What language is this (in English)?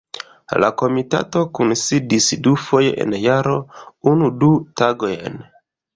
Esperanto